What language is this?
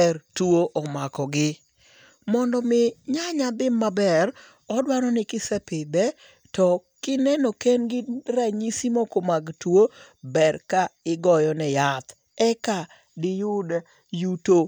Luo (Kenya and Tanzania)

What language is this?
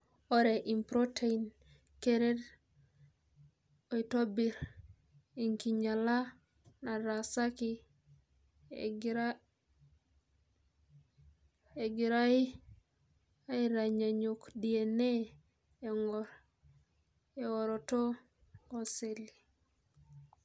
Masai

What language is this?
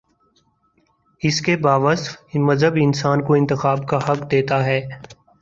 Urdu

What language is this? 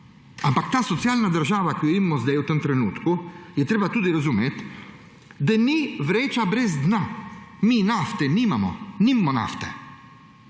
Slovenian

